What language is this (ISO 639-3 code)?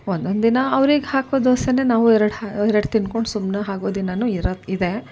kan